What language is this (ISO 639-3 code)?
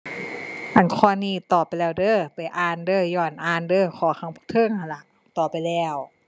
tha